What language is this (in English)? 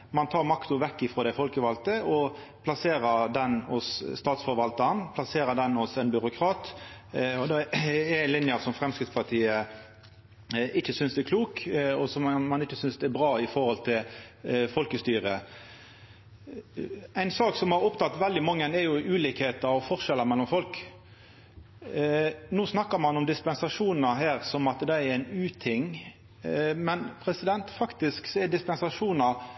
Norwegian Nynorsk